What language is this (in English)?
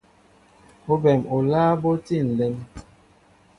Mbo (Cameroon)